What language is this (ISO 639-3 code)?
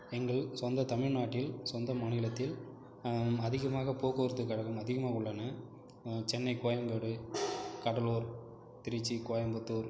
tam